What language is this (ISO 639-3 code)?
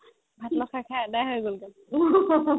asm